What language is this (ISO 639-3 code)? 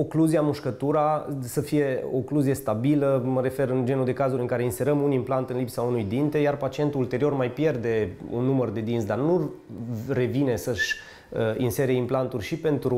ron